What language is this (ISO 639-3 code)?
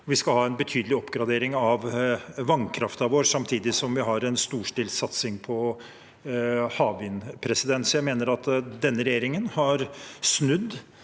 nor